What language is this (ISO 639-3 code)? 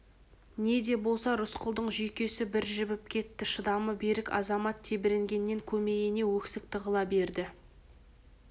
kaz